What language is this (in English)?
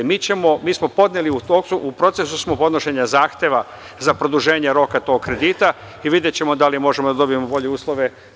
Serbian